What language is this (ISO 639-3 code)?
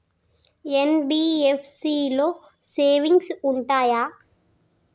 tel